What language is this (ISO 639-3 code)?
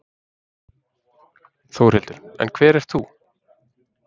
isl